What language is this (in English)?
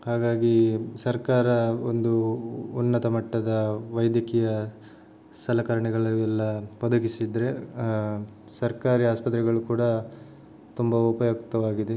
Kannada